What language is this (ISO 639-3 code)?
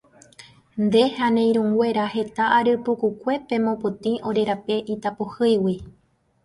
grn